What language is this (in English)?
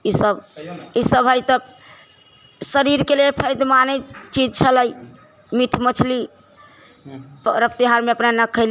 Maithili